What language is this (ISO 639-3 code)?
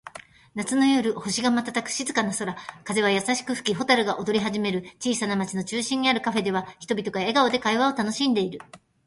jpn